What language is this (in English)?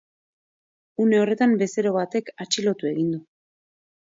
Basque